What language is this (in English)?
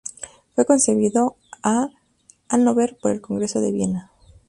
Spanish